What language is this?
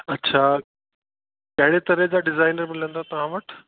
Sindhi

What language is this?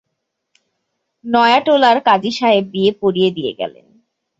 Bangla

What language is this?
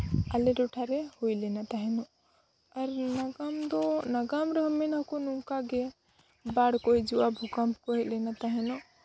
Santali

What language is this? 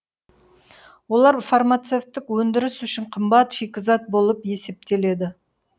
Kazakh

